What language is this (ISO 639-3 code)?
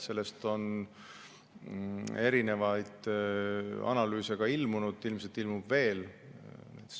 est